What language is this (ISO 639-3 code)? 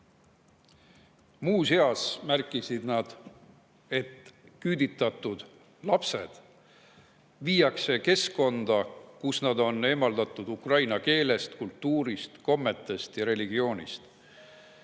est